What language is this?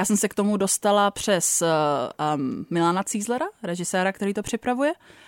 Czech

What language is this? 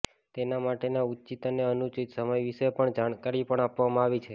Gujarati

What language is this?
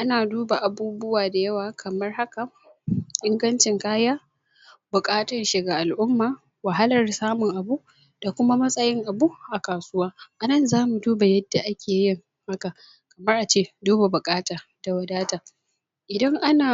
Hausa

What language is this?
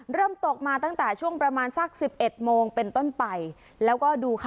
Thai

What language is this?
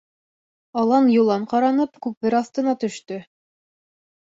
Bashkir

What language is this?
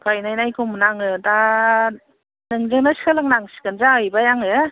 Bodo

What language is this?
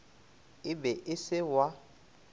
Northern Sotho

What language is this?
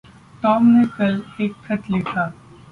Hindi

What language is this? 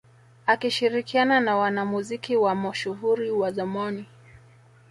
Swahili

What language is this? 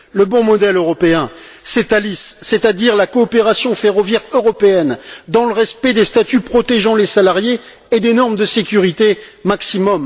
French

